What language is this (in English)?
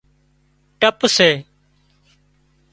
Wadiyara Koli